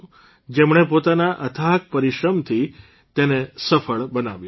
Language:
Gujarati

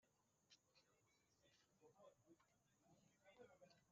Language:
Kinyarwanda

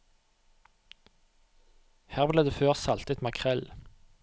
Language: Norwegian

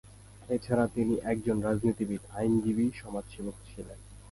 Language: Bangla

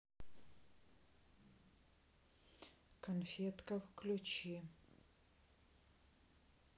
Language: Russian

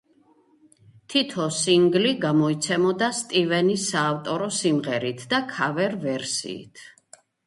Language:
Georgian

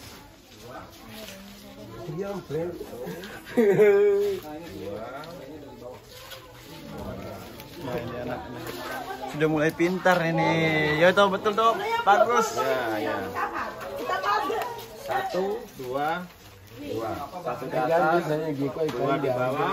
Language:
Indonesian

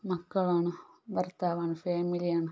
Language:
Malayalam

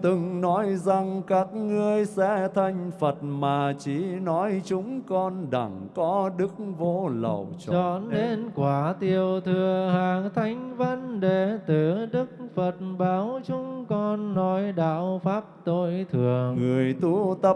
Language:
Vietnamese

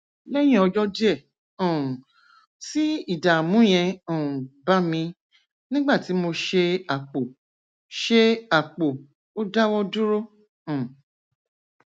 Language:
Yoruba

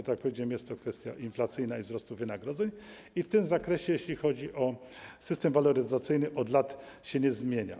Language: Polish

